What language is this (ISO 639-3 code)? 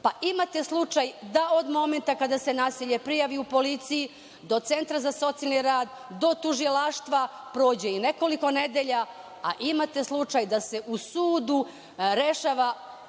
srp